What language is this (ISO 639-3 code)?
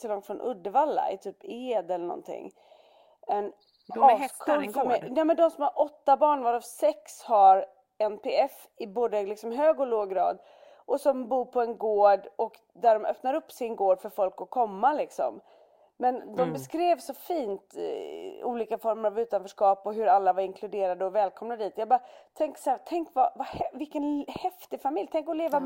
swe